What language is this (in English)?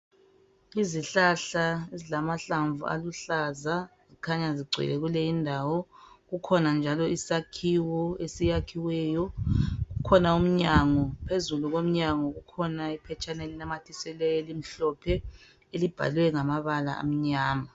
North Ndebele